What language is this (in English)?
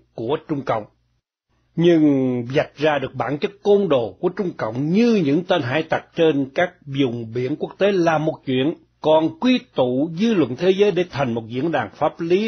Vietnamese